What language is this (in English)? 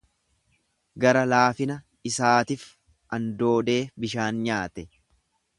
Oromo